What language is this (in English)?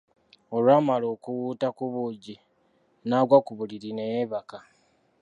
Ganda